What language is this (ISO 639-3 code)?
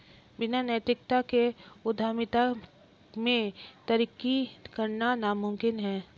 hin